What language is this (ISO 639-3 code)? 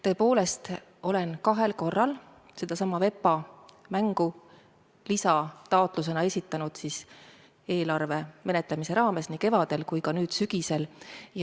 est